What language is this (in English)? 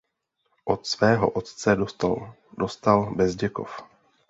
Czech